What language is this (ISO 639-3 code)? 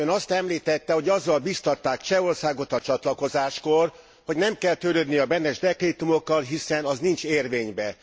hun